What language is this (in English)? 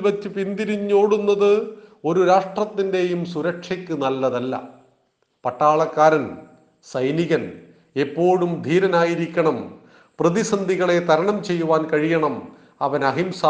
Malayalam